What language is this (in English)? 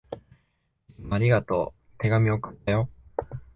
Japanese